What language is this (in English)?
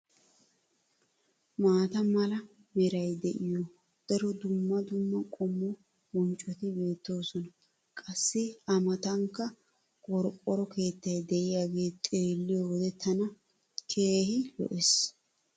Wolaytta